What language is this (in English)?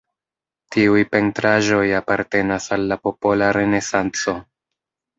Esperanto